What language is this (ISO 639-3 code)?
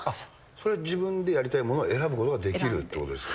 jpn